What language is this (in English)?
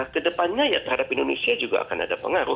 Indonesian